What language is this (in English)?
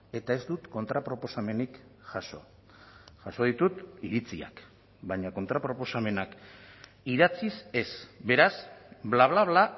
Basque